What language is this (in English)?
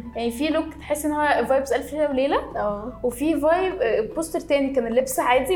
Arabic